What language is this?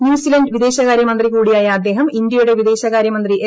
Malayalam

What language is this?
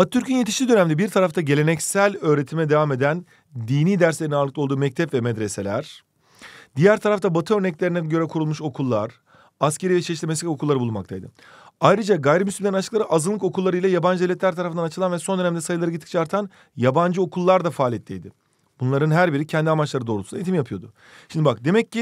Turkish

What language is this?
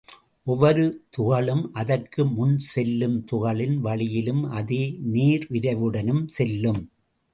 Tamil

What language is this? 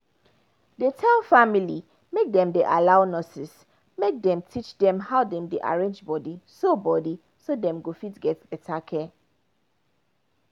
Nigerian Pidgin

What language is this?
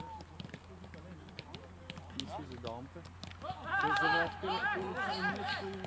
Dutch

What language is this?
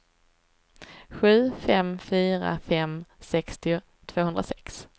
Swedish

